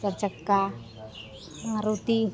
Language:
Maithili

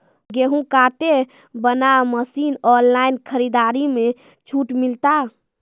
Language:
Maithili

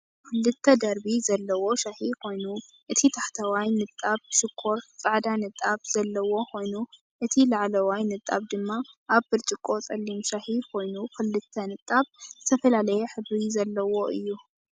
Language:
Tigrinya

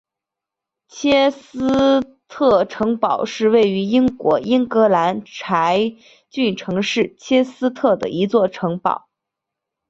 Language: Chinese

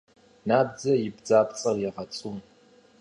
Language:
Kabardian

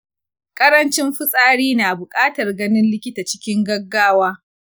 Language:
Hausa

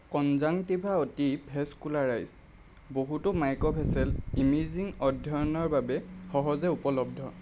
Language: Assamese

